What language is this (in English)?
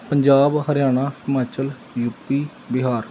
Punjabi